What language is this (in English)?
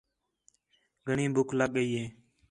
Khetrani